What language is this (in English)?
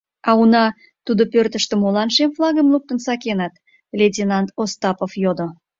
Mari